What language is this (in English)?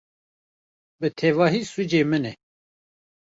Kurdish